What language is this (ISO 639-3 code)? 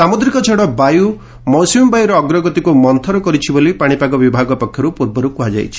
ori